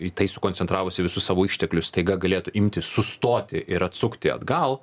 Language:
Lithuanian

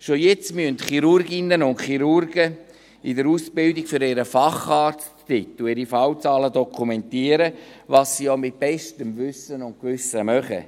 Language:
Swiss German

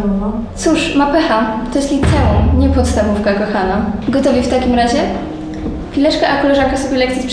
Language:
Polish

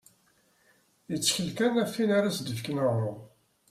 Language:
Kabyle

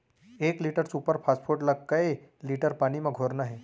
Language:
Chhattisgarhi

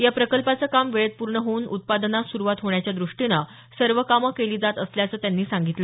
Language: Marathi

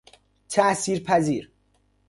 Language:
Persian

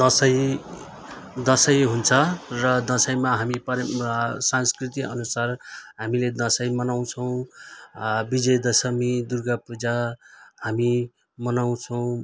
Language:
Nepali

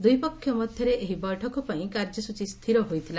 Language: Odia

